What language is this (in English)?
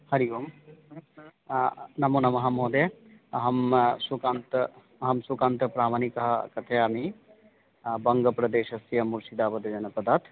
Sanskrit